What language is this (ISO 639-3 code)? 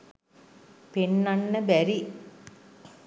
sin